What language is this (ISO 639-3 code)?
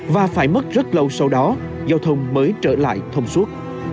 vie